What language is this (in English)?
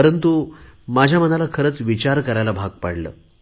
Marathi